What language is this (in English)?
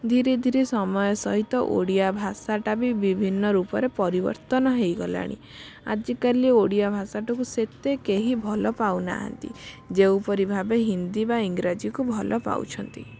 Odia